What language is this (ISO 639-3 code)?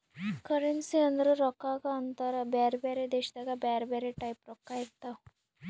kan